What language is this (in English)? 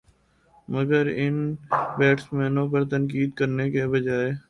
Urdu